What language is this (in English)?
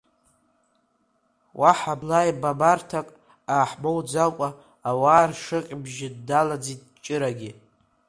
Abkhazian